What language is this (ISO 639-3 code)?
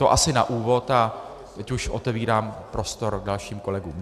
ces